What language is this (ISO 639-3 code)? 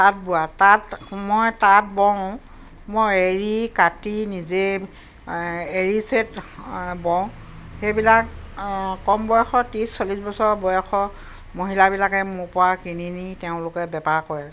asm